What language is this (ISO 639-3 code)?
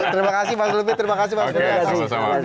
ind